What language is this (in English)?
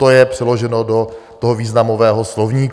Czech